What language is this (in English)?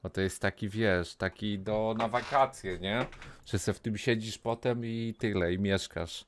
Polish